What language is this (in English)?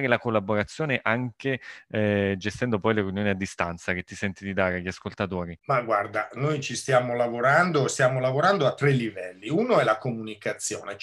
Italian